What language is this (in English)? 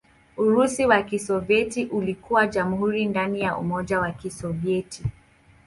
Swahili